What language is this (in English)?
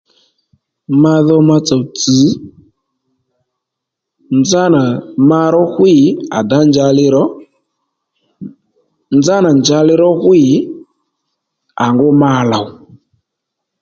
Lendu